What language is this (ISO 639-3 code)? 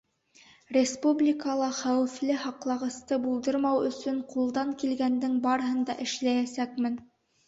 bak